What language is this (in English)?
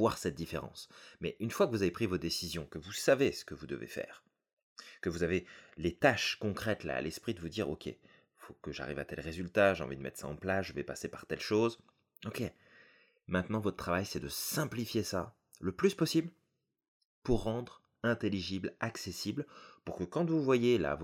French